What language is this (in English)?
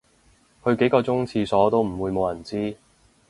Cantonese